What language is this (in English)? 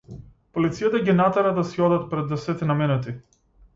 Macedonian